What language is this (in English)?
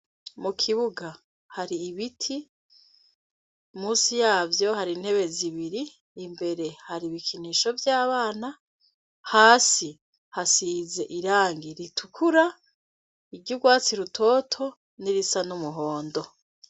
Rundi